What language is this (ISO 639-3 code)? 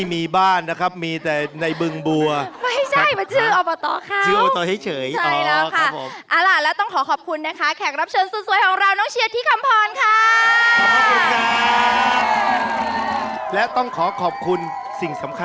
tha